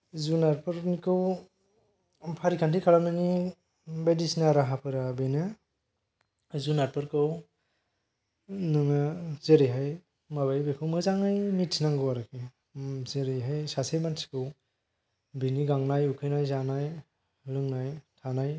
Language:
Bodo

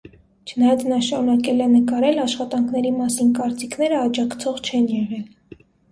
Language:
Armenian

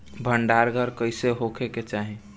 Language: Bhojpuri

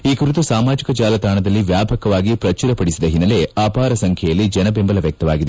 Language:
Kannada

